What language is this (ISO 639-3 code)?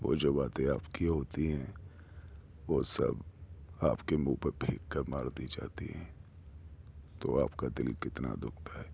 urd